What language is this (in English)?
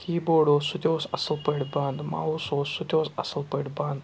Kashmiri